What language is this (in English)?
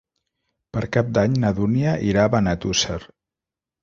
Catalan